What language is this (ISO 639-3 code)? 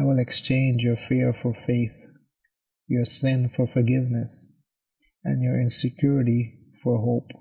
eng